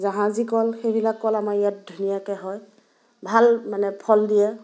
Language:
Assamese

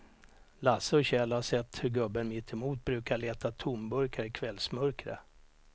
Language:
Swedish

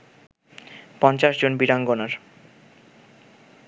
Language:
Bangla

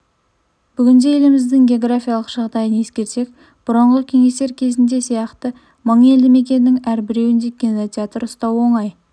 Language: Kazakh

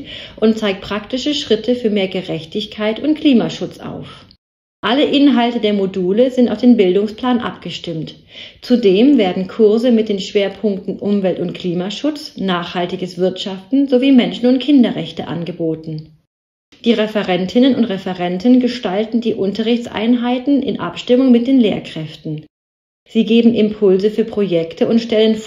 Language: German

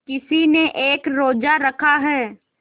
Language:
Hindi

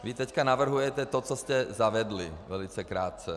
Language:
Czech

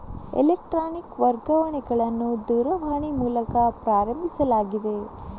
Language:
Kannada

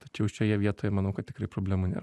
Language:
Lithuanian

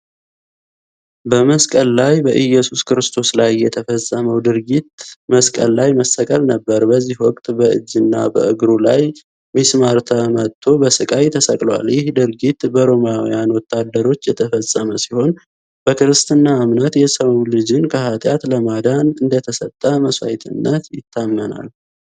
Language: Amharic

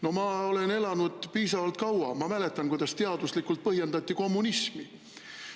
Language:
Estonian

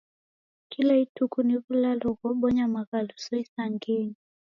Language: Taita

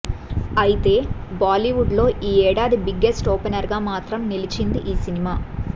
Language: Telugu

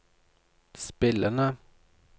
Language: Norwegian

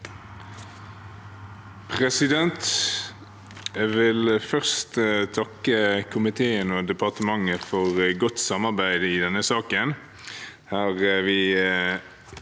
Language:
Norwegian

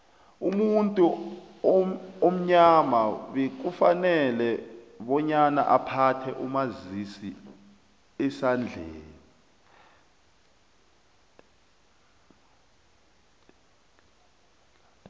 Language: South Ndebele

